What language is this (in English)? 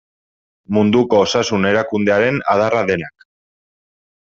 Basque